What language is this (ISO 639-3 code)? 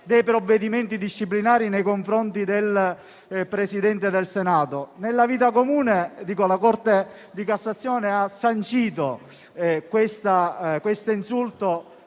ita